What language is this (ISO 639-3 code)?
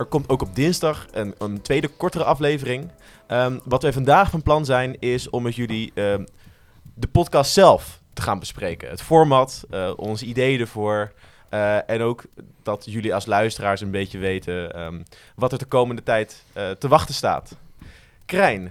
nld